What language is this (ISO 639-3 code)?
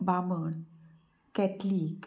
kok